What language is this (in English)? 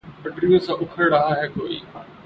Urdu